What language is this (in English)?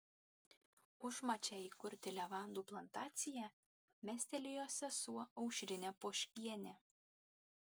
Lithuanian